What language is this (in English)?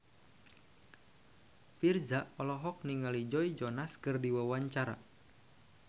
Sundanese